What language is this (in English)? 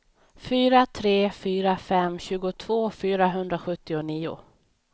Swedish